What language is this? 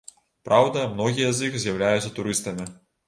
Belarusian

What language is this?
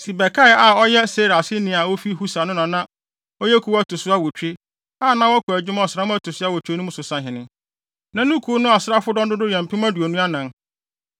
Akan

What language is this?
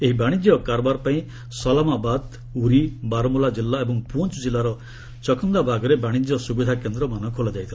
Odia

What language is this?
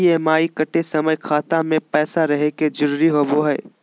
Magahi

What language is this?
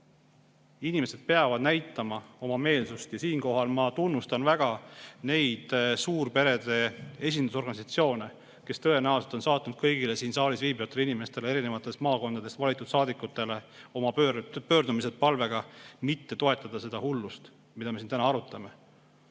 Estonian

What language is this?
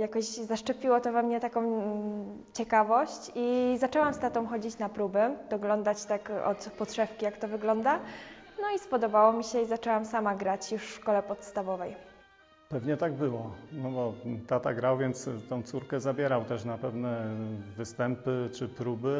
Polish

